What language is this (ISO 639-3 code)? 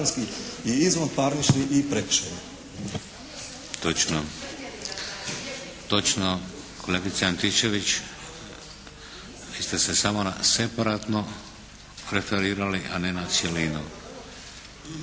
hrv